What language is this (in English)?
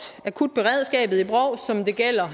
Danish